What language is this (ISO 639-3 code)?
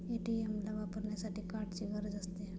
mar